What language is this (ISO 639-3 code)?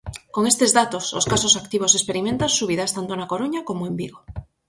glg